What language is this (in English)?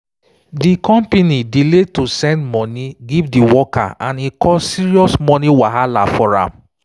Nigerian Pidgin